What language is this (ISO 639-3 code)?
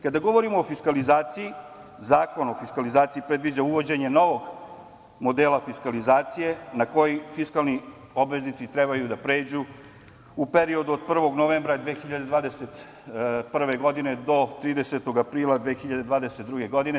srp